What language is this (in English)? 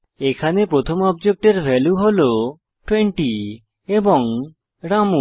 Bangla